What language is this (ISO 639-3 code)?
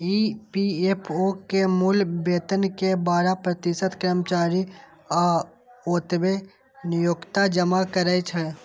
mai